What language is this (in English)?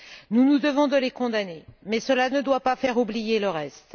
French